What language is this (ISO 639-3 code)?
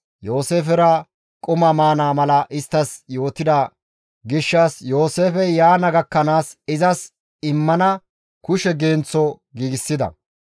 gmv